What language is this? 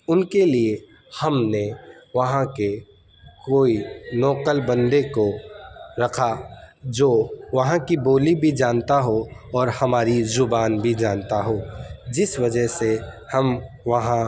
Urdu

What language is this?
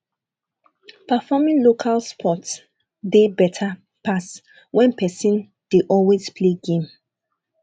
Nigerian Pidgin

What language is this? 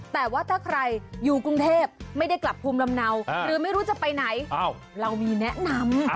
Thai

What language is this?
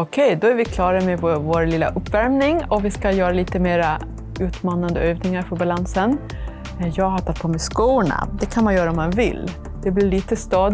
Swedish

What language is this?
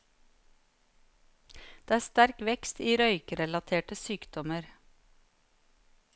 Norwegian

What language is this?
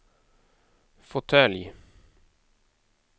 Swedish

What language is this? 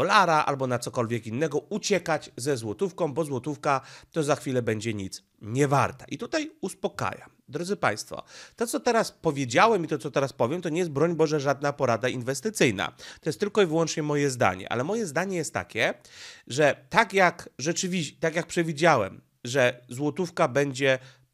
Polish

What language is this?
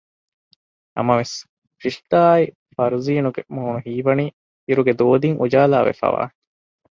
Divehi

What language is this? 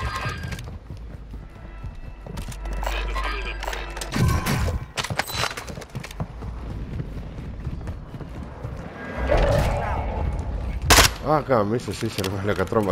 Greek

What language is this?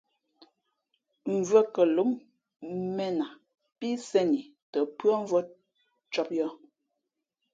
Fe'fe'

